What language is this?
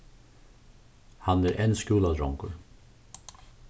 Faroese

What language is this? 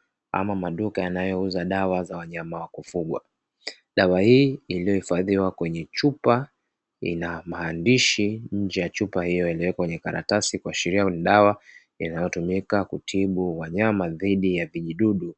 Swahili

